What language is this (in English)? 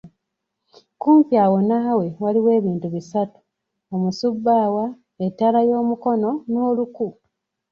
Ganda